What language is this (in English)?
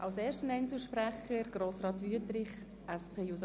Swiss German